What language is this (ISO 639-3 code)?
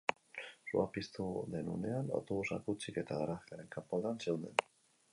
eus